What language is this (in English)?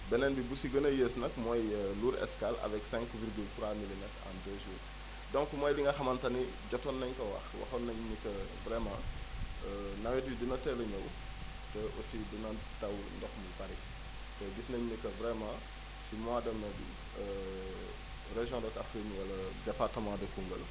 Wolof